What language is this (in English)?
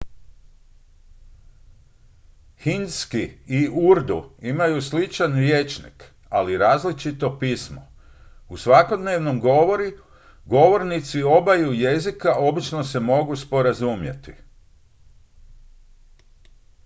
Croatian